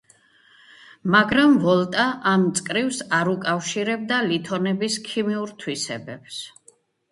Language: Georgian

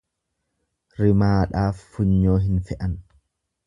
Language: Oromo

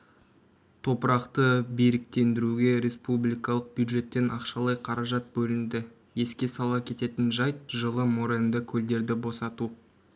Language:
Kazakh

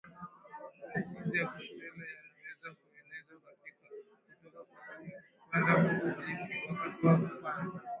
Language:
Swahili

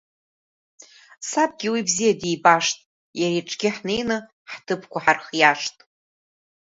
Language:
Abkhazian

